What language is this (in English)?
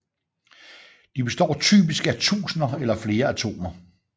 Danish